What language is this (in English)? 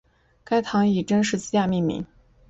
Chinese